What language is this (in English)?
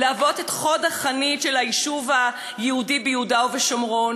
Hebrew